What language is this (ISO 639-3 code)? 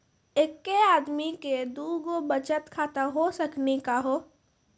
mai